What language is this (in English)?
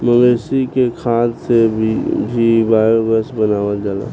Bhojpuri